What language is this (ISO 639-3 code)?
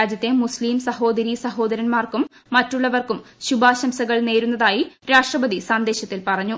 mal